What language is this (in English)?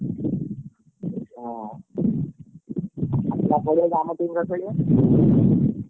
Odia